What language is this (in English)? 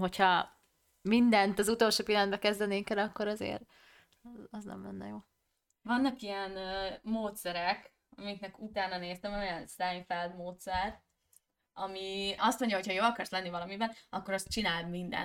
Hungarian